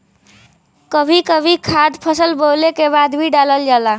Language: Bhojpuri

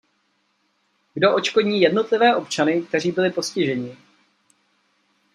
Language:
Czech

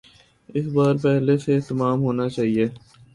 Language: Urdu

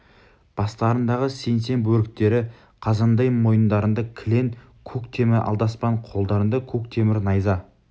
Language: Kazakh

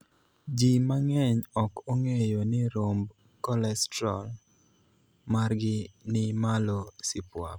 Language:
Luo (Kenya and Tanzania)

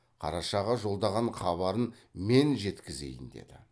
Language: Kazakh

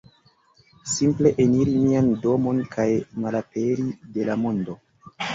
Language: Esperanto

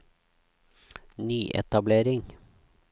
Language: Norwegian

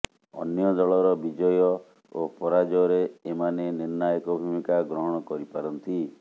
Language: Odia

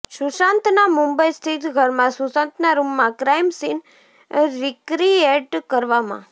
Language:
Gujarati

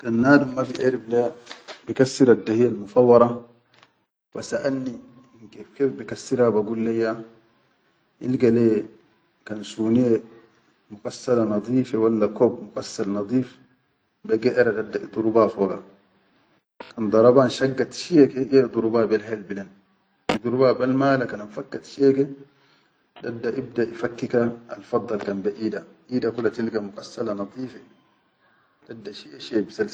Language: Chadian Arabic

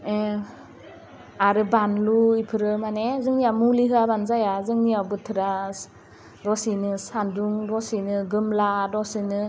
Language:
Bodo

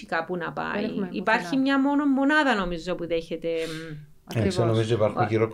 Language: Greek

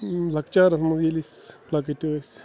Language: Kashmiri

